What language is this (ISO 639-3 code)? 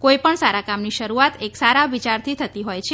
guj